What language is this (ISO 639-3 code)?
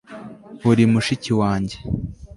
kin